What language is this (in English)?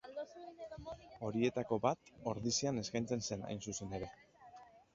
Basque